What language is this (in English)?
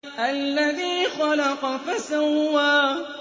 Arabic